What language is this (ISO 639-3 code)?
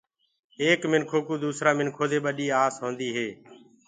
ggg